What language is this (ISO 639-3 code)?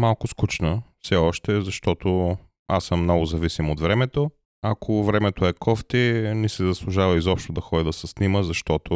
bul